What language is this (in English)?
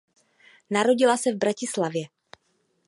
Czech